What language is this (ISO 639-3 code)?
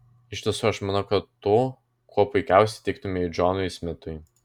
lit